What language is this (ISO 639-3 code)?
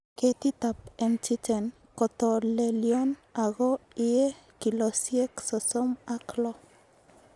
kln